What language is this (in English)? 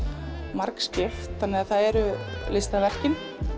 Icelandic